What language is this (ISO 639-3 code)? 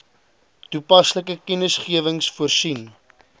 afr